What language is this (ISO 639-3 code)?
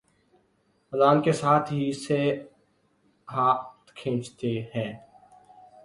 urd